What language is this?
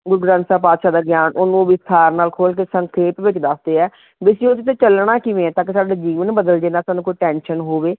Punjabi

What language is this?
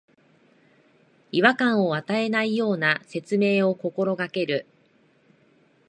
Japanese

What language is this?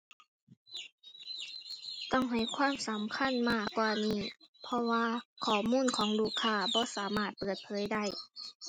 Thai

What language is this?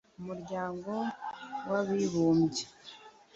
Kinyarwanda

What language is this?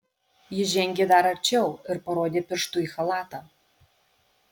Lithuanian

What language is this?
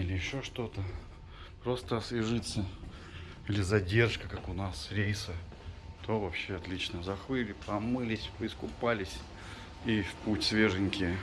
Russian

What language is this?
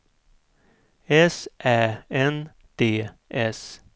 Swedish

